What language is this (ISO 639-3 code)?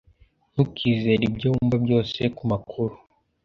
kin